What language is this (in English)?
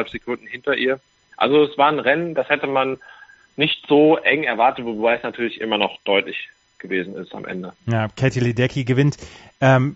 German